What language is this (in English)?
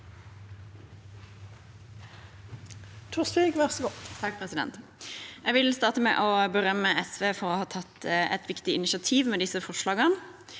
Norwegian